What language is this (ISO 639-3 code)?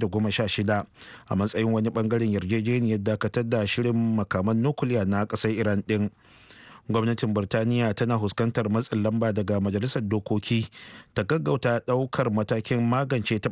eng